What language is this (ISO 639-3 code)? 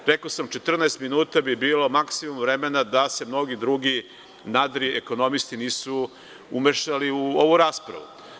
srp